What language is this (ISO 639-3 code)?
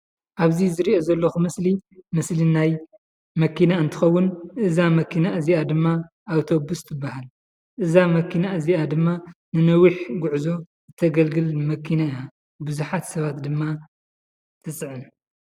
tir